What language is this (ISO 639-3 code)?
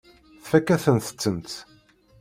kab